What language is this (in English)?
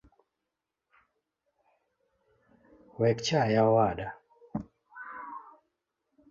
Luo (Kenya and Tanzania)